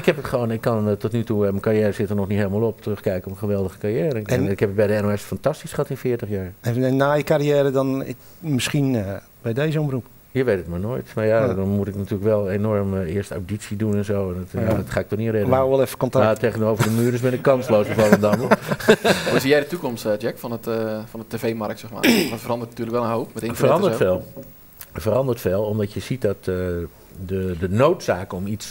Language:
Dutch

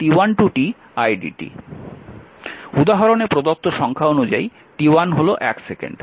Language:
Bangla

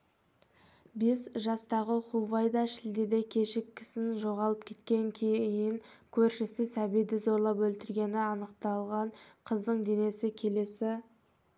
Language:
Kazakh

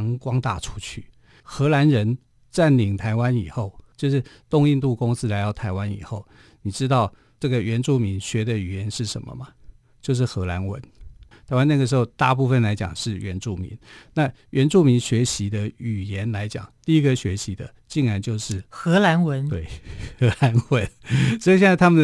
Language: Chinese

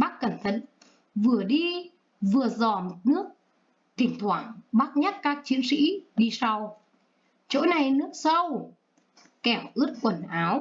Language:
Vietnamese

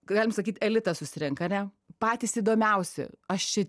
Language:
Lithuanian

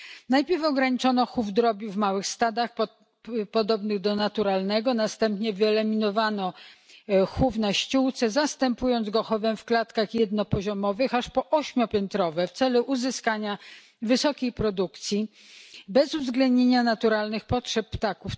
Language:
Polish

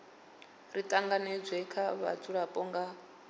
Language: Venda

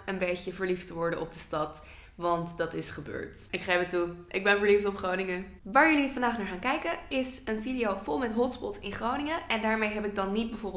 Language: Dutch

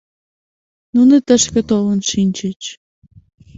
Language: Mari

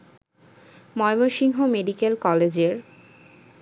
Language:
Bangla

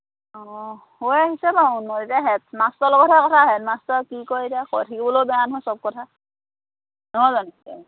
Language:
Assamese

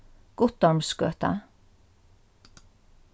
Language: Faroese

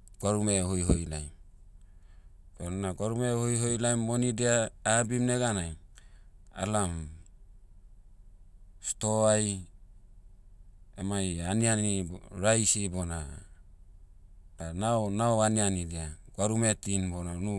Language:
Motu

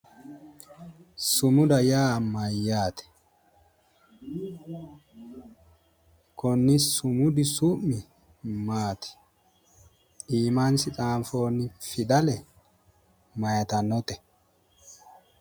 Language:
Sidamo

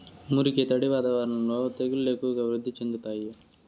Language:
Telugu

